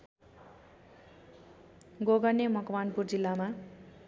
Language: Nepali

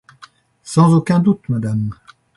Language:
French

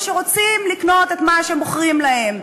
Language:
Hebrew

